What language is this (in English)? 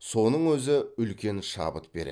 Kazakh